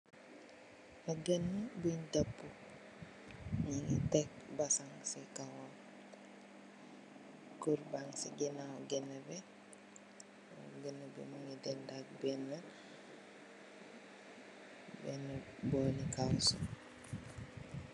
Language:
Wolof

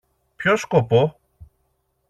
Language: Greek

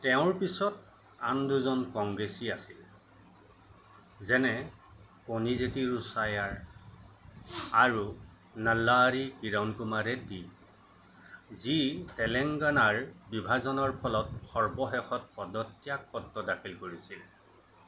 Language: Assamese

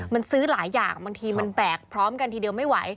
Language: Thai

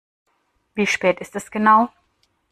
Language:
German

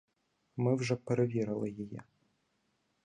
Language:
Ukrainian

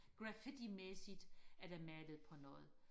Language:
Danish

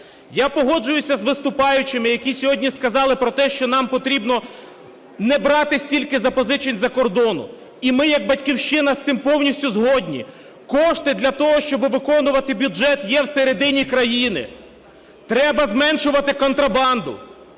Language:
Ukrainian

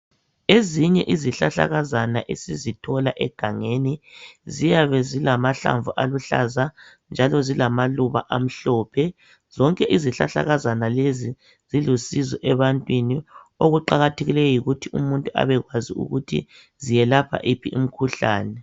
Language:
North Ndebele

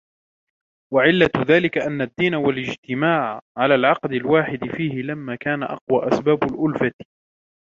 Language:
Arabic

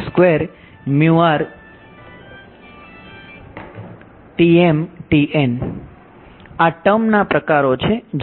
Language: Gujarati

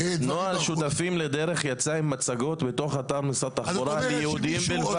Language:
Hebrew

